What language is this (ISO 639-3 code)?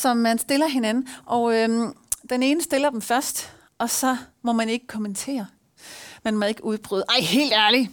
dan